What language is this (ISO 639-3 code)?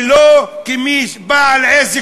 heb